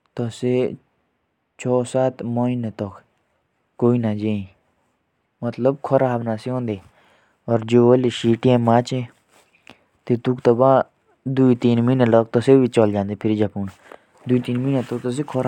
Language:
Jaunsari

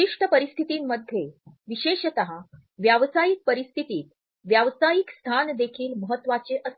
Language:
Marathi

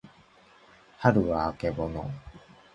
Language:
Japanese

